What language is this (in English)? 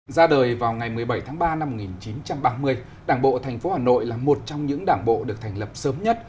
Vietnamese